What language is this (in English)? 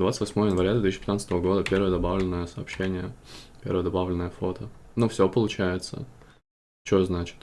Russian